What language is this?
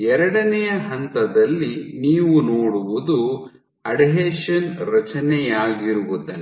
Kannada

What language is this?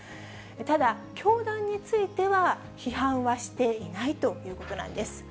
Japanese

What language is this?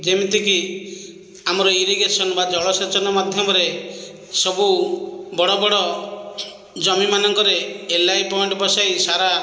Odia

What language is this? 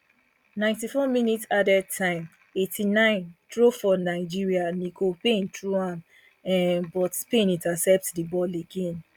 Nigerian Pidgin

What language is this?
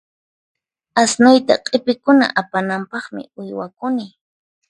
Puno Quechua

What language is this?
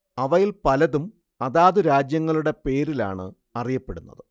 Malayalam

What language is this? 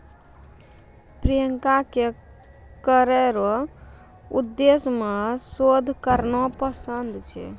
Maithili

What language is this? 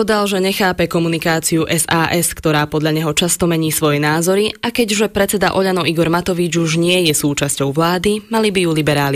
Slovak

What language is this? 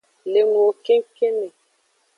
Aja (Benin)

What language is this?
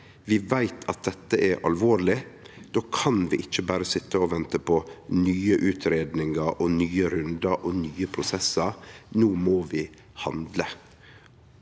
Norwegian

